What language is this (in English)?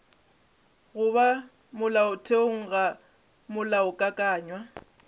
Northern Sotho